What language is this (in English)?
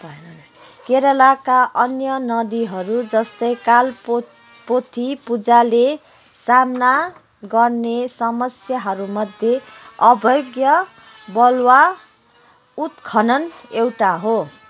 Nepali